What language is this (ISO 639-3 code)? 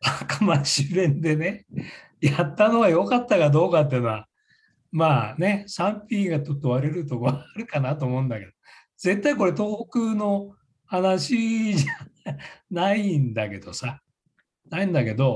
jpn